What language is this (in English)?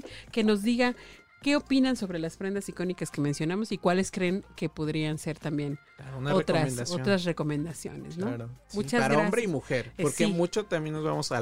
Spanish